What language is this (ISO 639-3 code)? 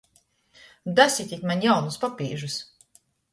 ltg